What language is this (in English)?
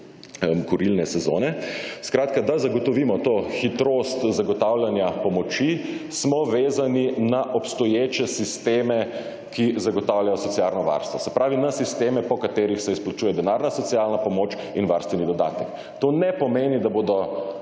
Slovenian